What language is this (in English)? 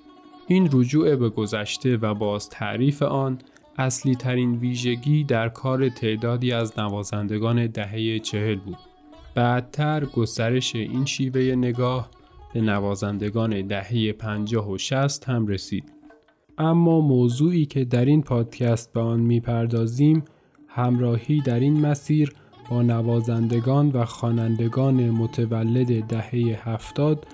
Persian